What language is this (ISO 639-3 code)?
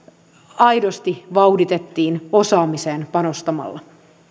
fin